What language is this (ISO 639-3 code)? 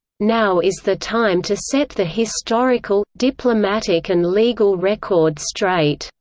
eng